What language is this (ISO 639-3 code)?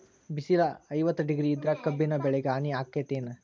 kan